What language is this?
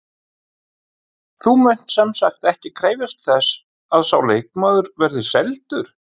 Icelandic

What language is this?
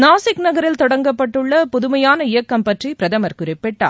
Tamil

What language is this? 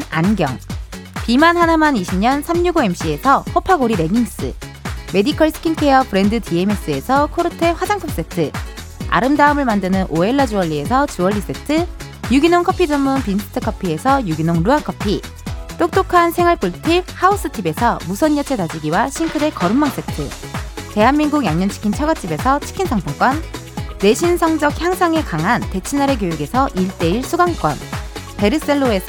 Korean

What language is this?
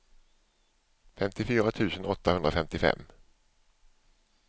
Swedish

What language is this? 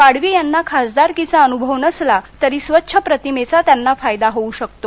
Marathi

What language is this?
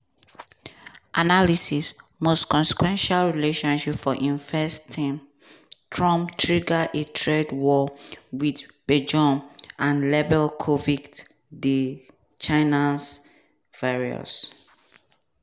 Nigerian Pidgin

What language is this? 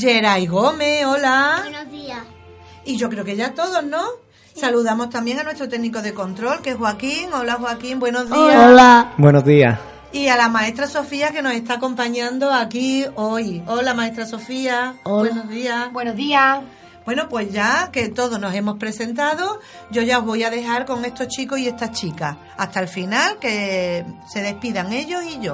Spanish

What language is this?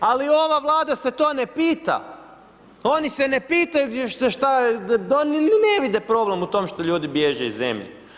Croatian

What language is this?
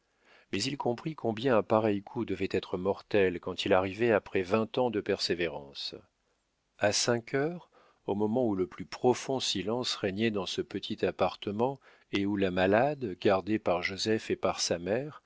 French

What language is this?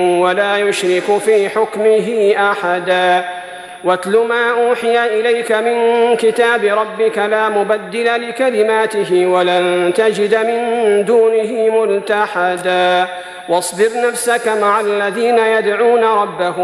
Arabic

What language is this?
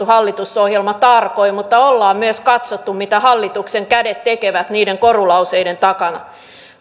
Finnish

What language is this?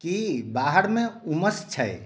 Maithili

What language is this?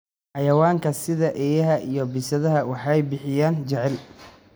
Somali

